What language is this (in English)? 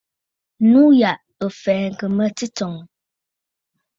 Bafut